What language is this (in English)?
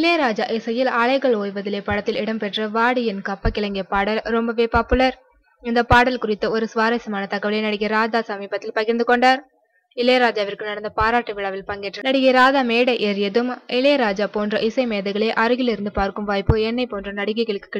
Arabic